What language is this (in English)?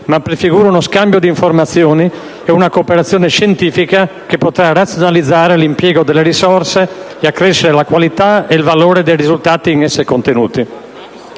Italian